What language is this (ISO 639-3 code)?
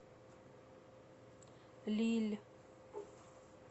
rus